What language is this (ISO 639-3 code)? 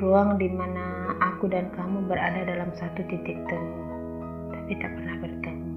ind